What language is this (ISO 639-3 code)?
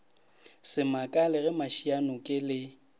nso